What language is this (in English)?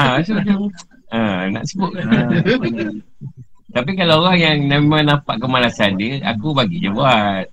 Malay